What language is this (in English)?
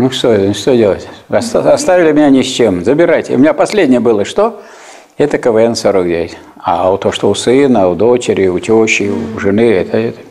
Russian